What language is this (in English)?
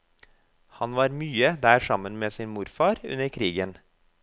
Norwegian